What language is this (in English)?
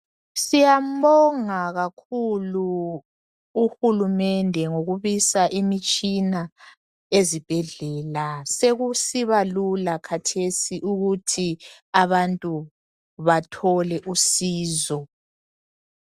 North Ndebele